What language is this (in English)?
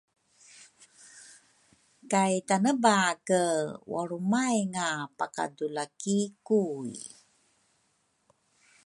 Rukai